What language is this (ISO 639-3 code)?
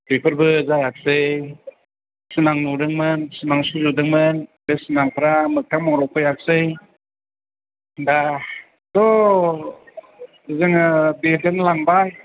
brx